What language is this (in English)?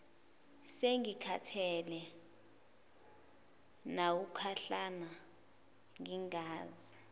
Zulu